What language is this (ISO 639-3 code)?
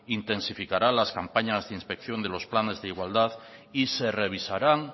spa